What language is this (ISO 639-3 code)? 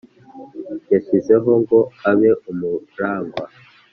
kin